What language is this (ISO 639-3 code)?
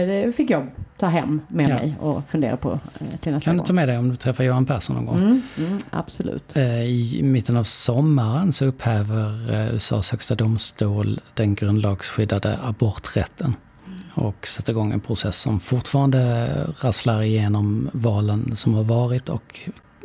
swe